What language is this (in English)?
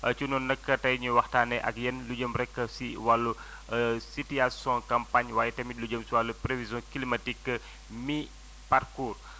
Wolof